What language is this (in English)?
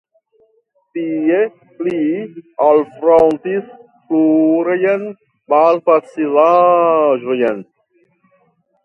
Esperanto